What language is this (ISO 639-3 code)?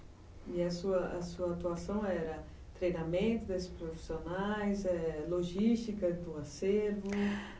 por